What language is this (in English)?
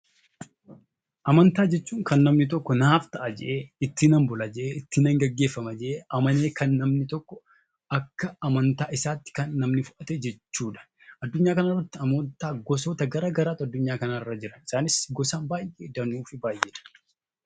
Oromo